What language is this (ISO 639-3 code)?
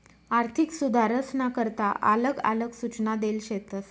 mar